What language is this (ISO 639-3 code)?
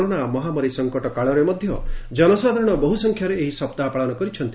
ori